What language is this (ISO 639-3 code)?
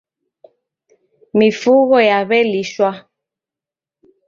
dav